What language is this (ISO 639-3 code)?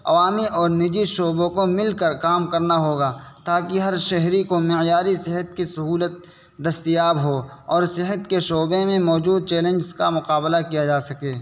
urd